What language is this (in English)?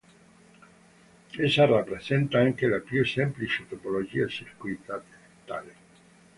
Italian